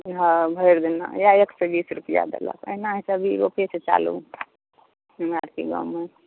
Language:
Maithili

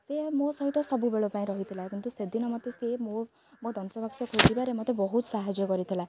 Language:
Odia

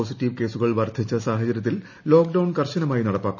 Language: Malayalam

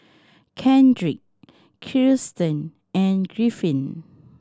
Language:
English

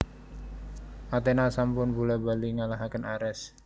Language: Javanese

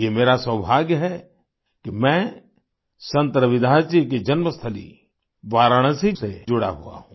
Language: Hindi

